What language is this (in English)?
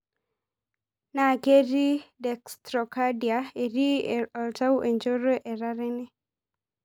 Masai